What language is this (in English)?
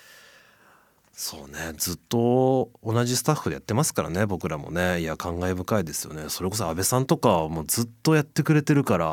Japanese